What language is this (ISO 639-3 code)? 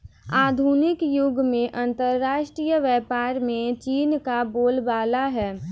hin